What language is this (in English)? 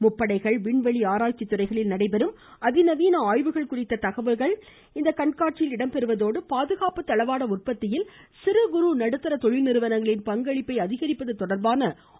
Tamil